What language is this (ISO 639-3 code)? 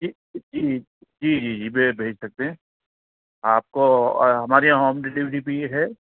urd